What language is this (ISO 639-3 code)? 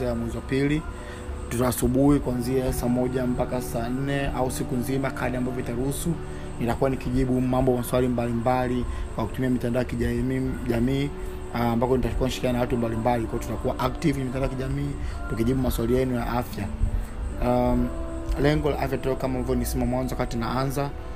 swa